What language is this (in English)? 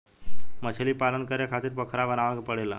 Bhojpuri